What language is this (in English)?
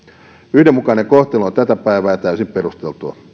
Finnish